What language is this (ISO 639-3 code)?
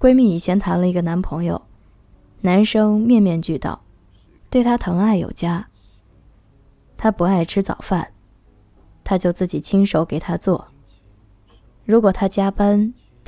zho